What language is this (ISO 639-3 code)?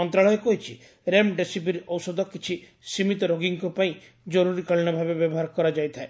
ori